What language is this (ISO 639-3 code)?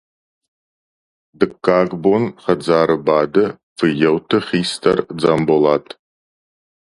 oss